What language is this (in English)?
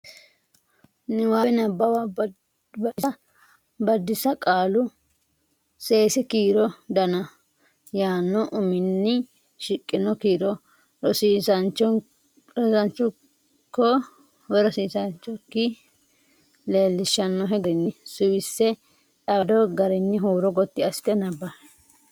Sidamo